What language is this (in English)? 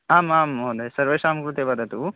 Sanskrit